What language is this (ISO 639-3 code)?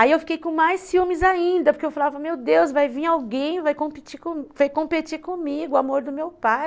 por